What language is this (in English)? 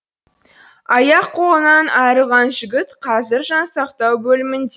Kazakh